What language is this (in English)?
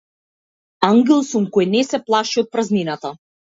Macedonian